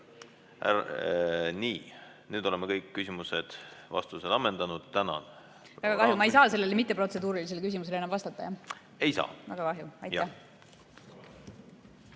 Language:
Estonian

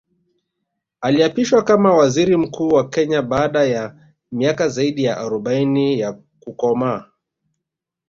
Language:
Swahili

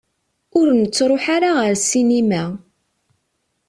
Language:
Kabyle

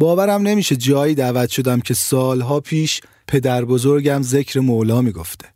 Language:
Persian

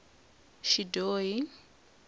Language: Tsonga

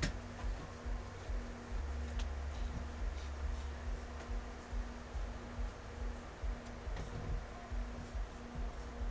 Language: Chinese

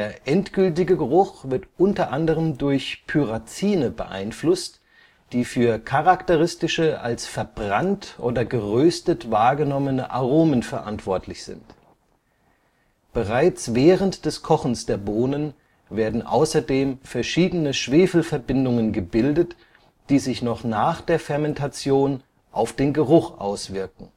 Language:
German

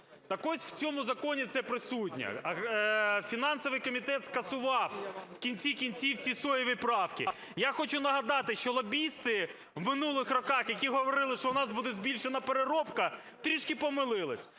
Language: Ukrainian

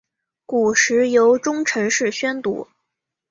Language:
Chinese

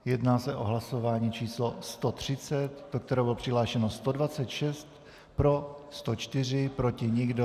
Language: Czech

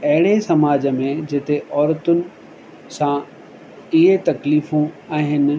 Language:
Sindhi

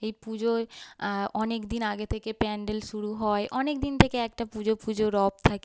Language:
Bangla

